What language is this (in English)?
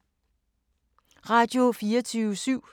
Danish